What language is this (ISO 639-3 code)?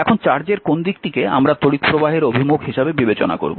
ben